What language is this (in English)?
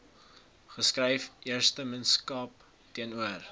Afrikaans